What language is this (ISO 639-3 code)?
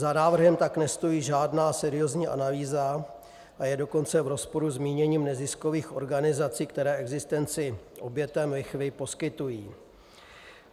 ces